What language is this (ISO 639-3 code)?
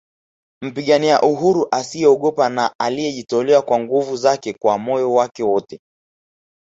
swa